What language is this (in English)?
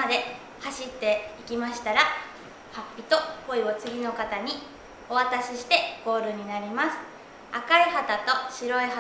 Japanese